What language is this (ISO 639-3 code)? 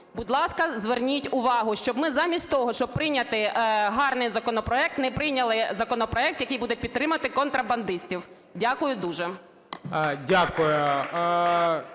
ukr